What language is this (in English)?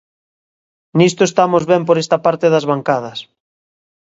Galician